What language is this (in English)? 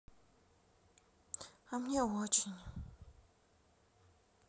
Russian